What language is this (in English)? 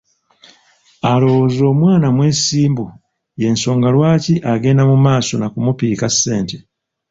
Ganda